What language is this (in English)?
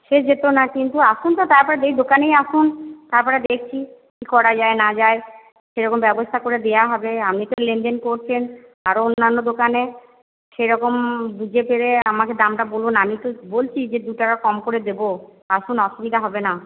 Bangla